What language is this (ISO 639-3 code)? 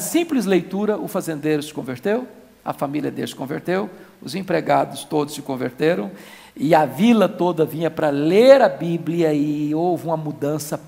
por